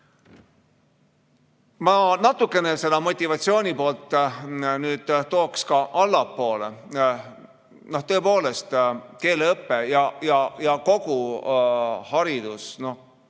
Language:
Estonian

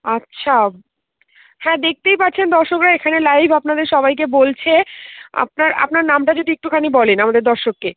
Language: Bangla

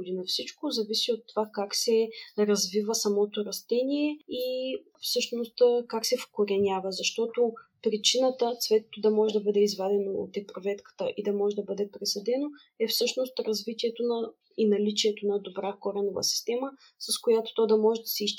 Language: Bulgarian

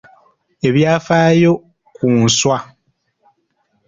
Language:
Ganda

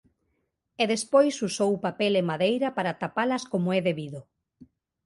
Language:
Galician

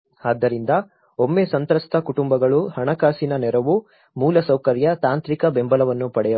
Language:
Kannada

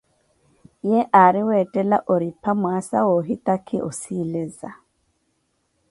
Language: Koti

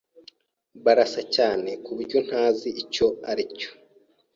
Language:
Kinyarwanda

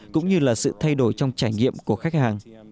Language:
Vietnamese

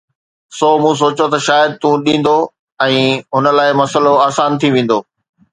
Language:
Sindhi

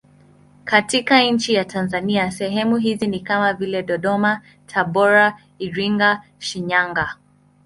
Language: Swahili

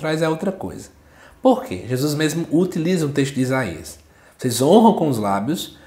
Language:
Portuguese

